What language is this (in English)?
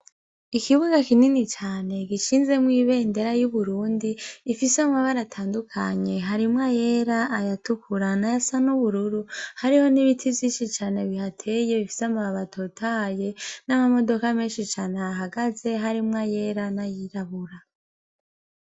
Rundi